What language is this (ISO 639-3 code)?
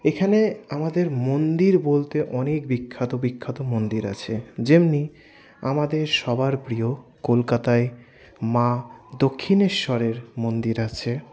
ben